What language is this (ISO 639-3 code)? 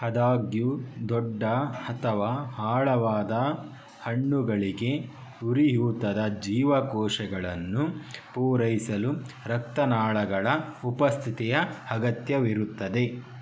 kan